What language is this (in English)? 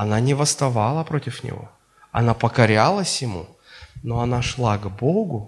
Russian